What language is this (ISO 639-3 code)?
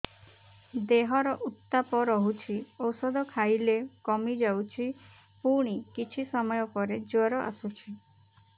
ori